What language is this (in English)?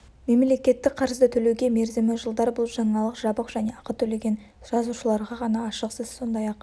Kazakh